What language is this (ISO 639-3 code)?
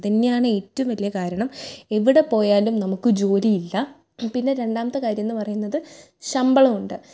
mal